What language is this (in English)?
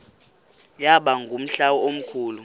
Xhosa